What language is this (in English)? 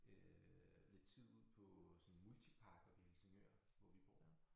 Danish